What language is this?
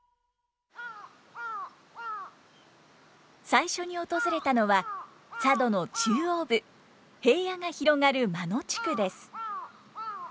Japanese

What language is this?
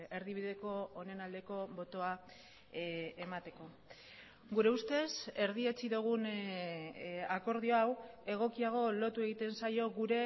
Basque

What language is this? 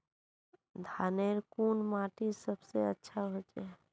Magahi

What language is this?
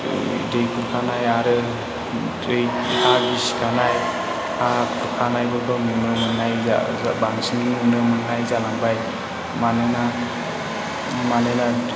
Bodo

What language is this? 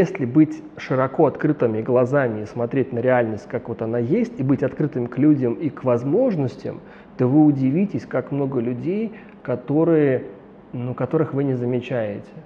Russian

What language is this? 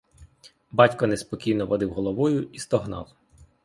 Ukrainian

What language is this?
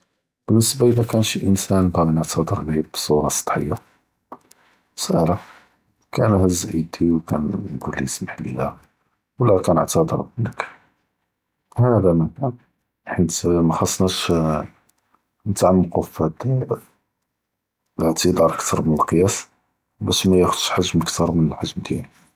Judeo-Arabic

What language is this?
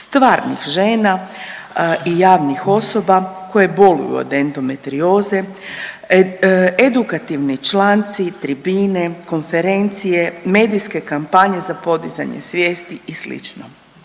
Croatian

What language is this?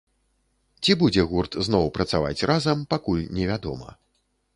Belarusian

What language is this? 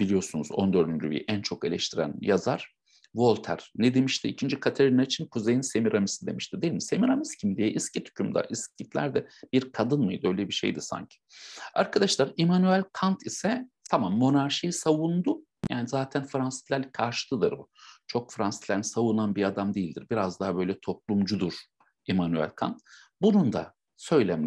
Turkish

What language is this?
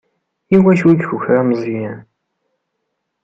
Kabyle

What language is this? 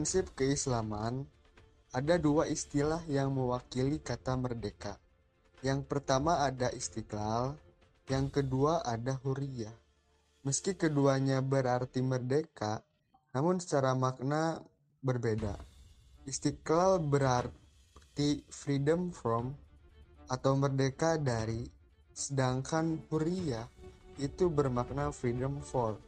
Indonesian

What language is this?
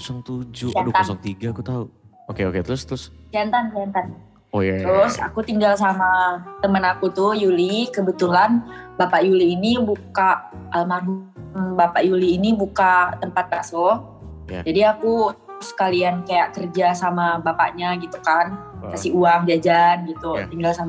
Indonesian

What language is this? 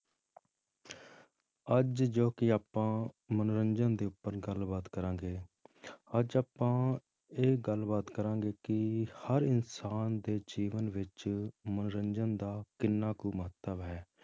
Punjabi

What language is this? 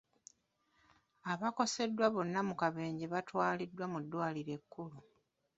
Ganda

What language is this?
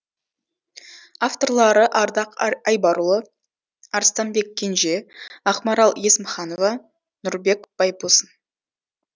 Kazakh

